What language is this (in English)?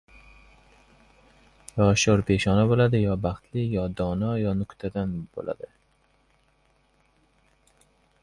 Uzbek